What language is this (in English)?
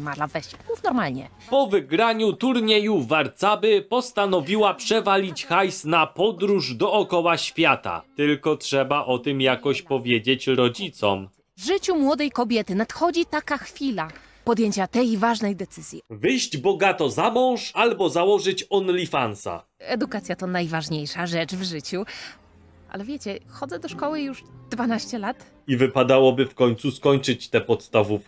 Polish